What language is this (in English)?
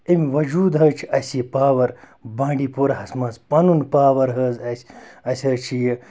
Kashmiri